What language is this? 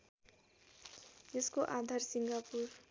Nepali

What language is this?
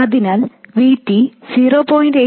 Malayalam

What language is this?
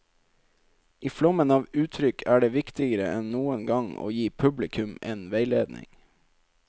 Norwegian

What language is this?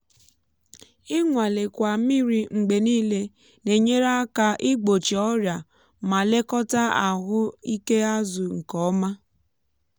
Igbo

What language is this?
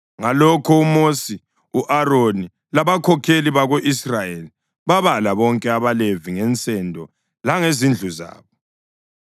North Ndebele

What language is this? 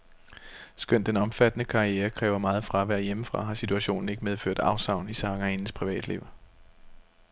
Danish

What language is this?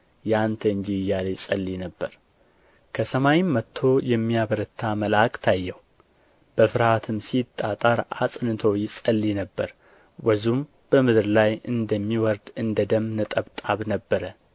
Amharic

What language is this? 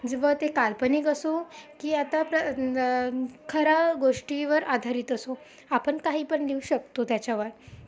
Marathi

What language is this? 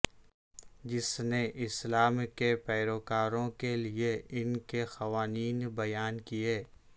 Urdu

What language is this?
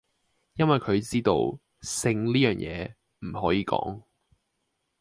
Cantonese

